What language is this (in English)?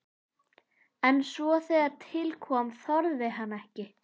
Icelandic